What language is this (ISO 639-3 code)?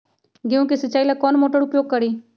mag